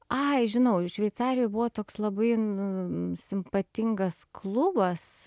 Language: Lithuanian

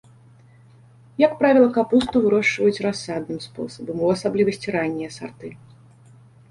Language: Belarusian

